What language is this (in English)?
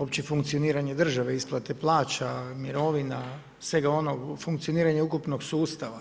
Croatian